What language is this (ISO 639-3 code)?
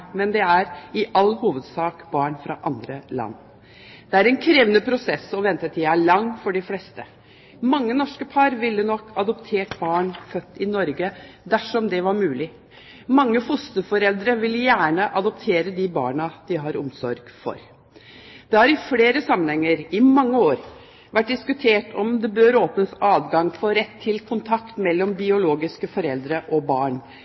nob